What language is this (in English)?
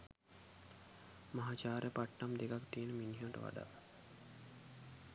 Sinhala